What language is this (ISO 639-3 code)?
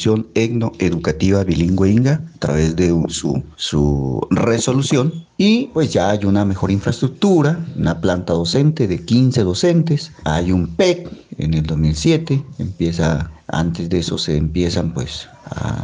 spa